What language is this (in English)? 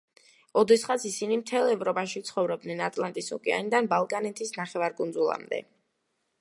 Georgian